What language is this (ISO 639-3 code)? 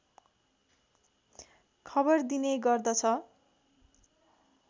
nep